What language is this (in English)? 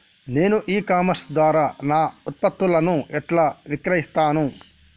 Telugu